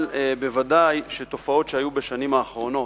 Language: Hebrew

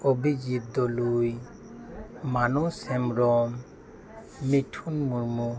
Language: Santali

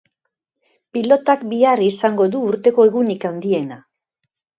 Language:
Basque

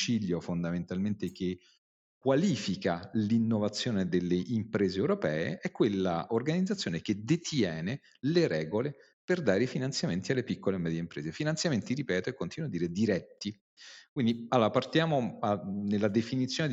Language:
Italian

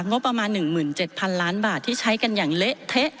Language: Thai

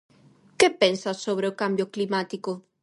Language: Galician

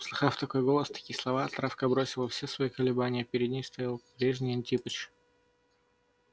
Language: Russian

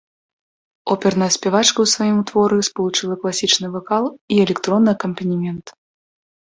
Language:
Belarusian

